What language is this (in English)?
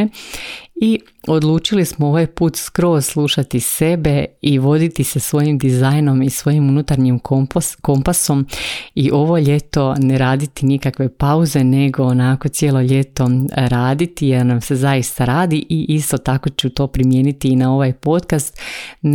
Croatian